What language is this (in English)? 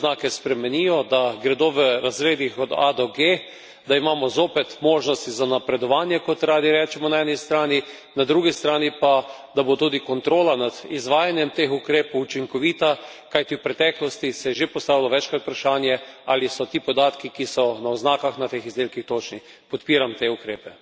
Slovenian